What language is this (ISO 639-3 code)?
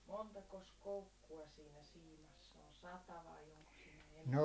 fin